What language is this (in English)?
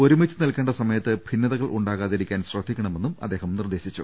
Malayalam